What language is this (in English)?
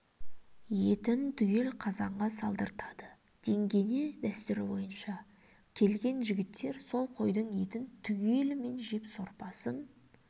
Kazakh